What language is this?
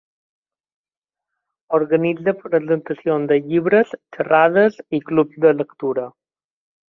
Catalan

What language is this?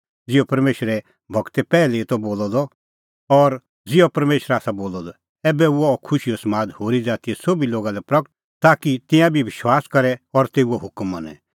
Kullu Pahari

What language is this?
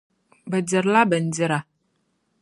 Dagbani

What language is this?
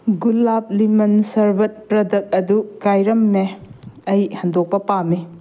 Manipuri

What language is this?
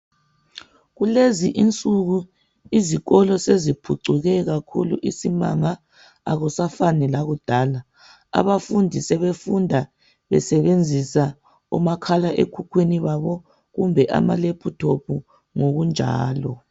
North Ndebele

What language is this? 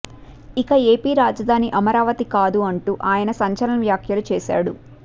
Telugu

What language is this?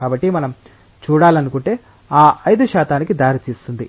Telugu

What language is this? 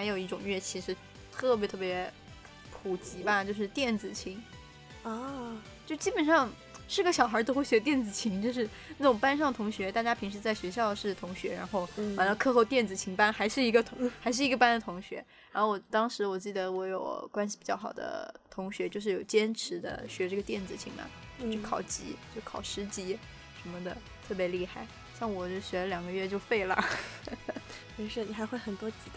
Chinese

